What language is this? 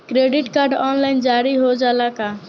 Bhojpuri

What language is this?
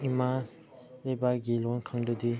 Manipuri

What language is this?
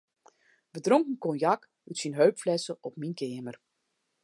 Western Frisian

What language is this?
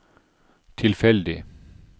Norwegian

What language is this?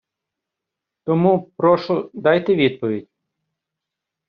Ukrainian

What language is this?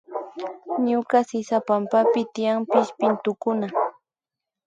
Imbabura Highland Quichua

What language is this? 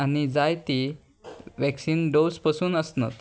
Konkani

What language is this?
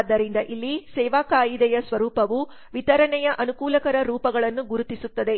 Kannada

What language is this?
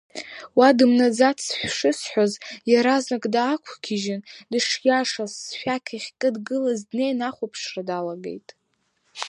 Abkhazian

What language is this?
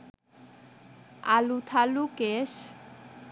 Bangla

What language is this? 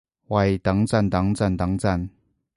Cantonese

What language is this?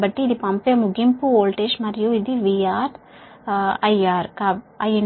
Telugu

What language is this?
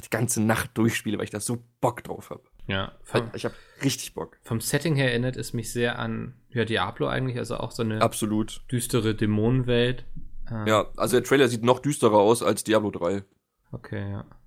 German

